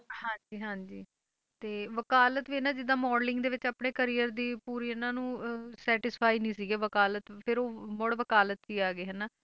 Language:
Punjabi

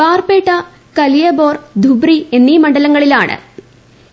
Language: Malayalam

